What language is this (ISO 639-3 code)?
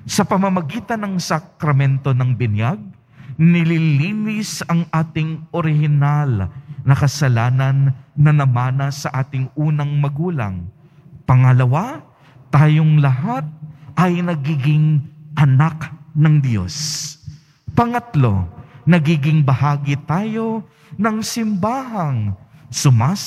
fil